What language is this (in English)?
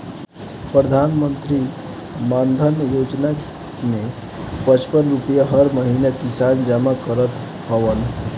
Bhojpuri